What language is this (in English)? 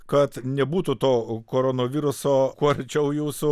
Lithuanian